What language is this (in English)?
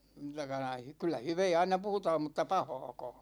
Finnish